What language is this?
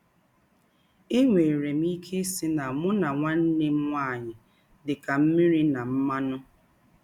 Igbo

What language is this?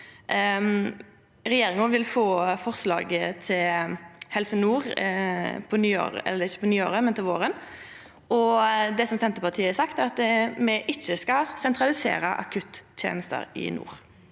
Norwegian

